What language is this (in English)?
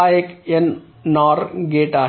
Marathi